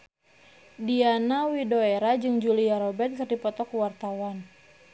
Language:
Sundanese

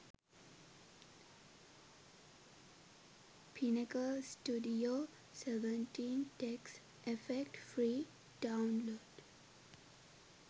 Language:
Sinhala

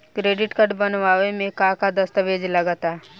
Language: Bhojpuri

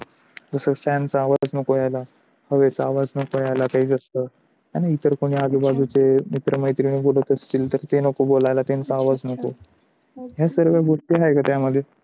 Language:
Marathi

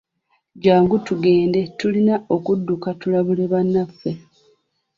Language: Ganda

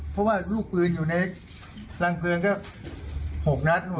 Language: Thai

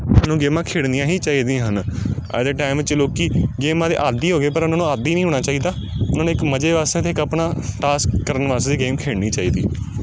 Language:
Punjabi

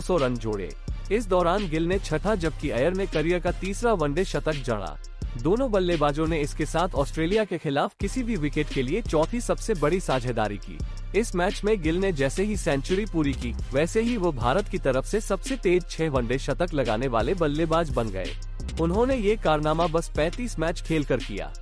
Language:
Hindi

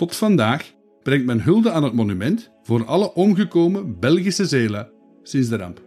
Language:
Dutch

